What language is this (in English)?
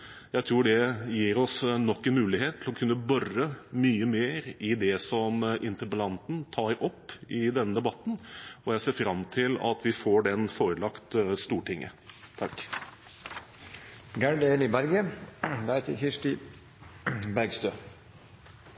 Norwegian Bokmål